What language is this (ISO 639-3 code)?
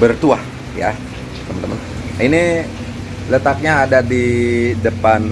ind